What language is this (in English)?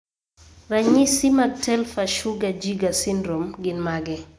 Luo (Kenya and Tanzania)